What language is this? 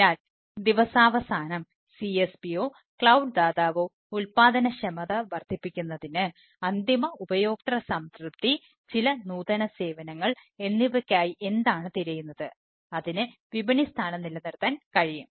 Malayalam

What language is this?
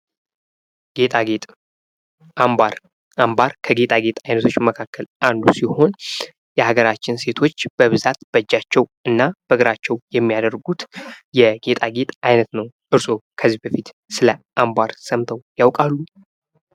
Amharic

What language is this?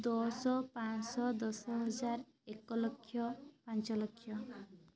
Odia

